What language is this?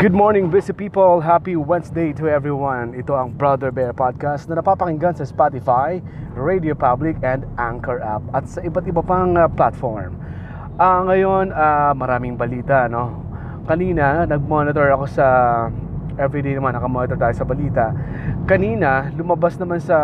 Filipino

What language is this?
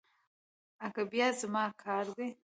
Pashto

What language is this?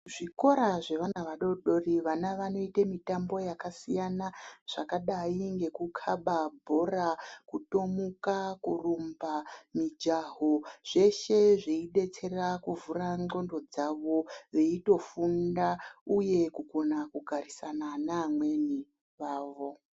Ndau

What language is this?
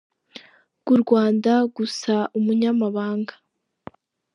Kinyarwanda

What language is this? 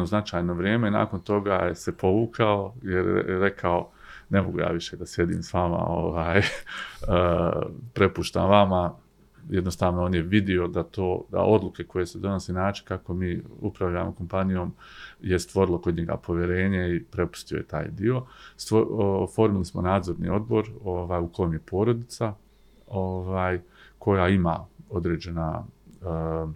Croatian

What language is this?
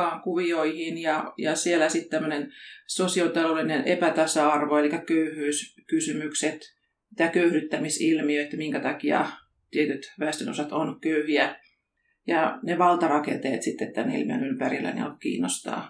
Finnish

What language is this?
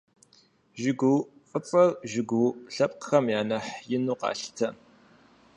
Kabardian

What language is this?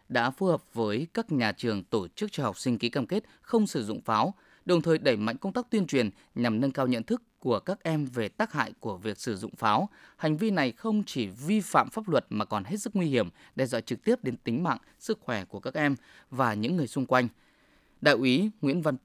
Vietnamese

